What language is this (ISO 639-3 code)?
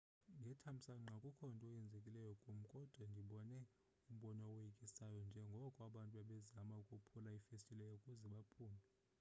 xho